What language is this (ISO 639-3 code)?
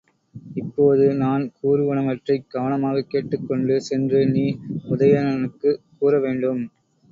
tam